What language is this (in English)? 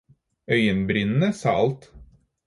Norwegian Bokmål